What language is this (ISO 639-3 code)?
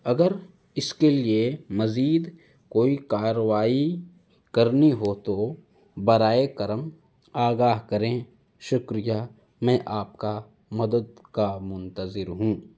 urd